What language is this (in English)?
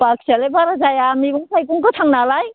Bodo